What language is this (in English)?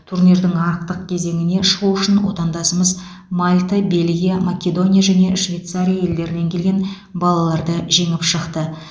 Kazakh